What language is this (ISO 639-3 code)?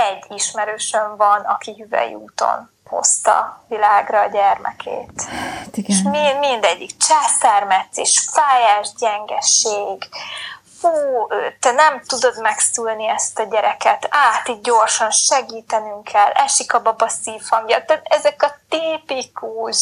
hun